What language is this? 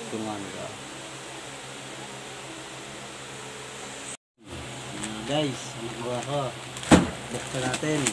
Filipino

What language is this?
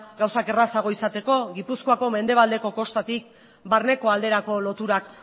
Basque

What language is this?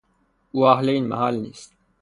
Persian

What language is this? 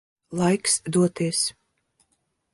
Latvian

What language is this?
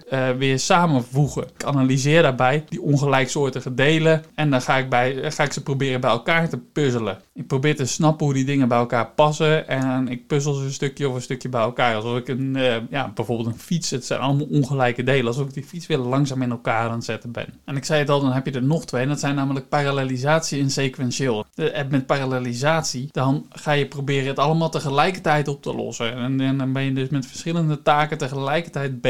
Dutch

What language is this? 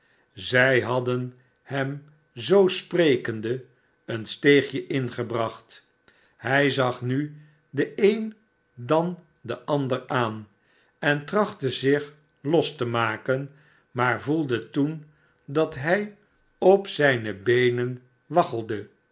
Dutch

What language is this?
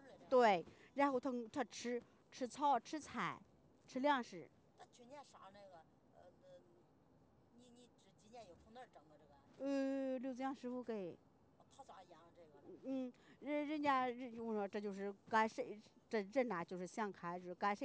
Chinese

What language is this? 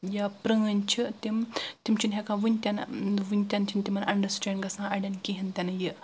Kashmiri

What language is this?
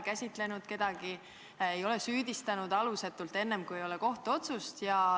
Estonian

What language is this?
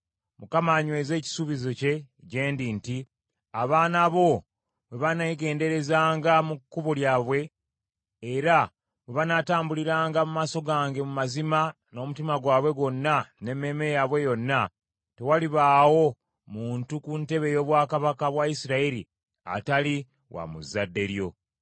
Ganda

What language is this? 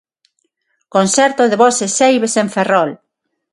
Galician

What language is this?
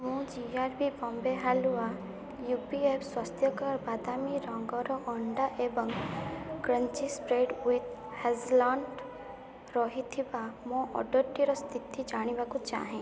Odia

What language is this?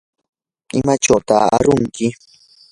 Yanahuanca Pasco Quechua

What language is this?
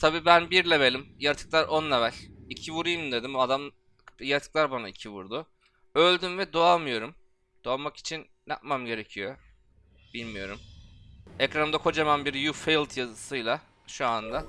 Turkish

